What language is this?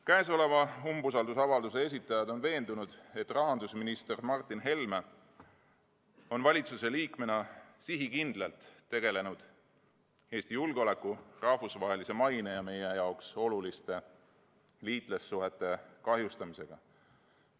Estonian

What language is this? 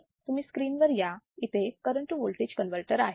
Marathi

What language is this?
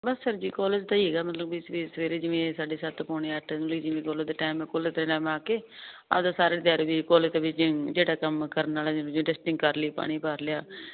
Punjabi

